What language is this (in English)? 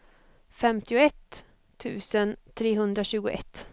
Swedish